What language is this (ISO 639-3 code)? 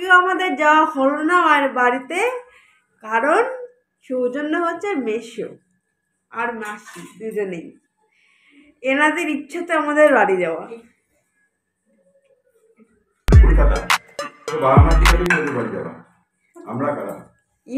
tur